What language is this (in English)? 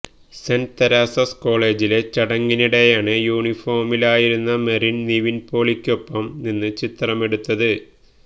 Malayalam